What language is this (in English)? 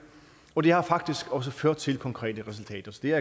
Danish